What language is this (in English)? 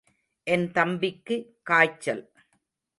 Tamil